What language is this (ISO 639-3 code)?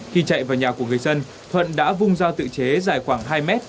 vie